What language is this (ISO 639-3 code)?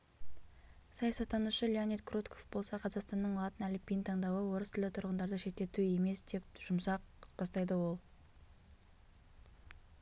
kaz